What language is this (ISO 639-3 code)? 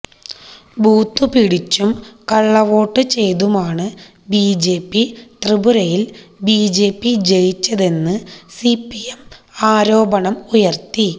mal